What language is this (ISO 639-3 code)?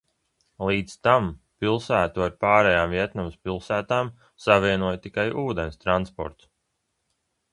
lav